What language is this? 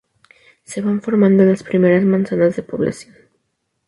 Spanish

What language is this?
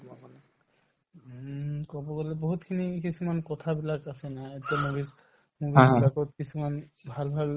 Assamese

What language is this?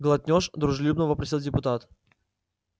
Russian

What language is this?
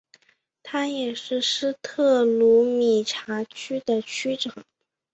Chinese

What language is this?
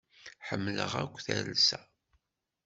Kabyle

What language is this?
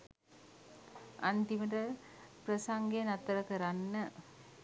Sinhala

